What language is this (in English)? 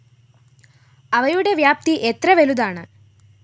Malayalam